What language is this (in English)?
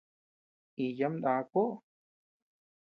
Tepeuxila Cuicatec